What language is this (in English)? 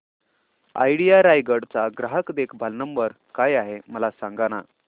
Marathi